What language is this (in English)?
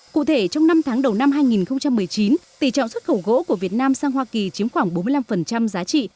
Vietnamese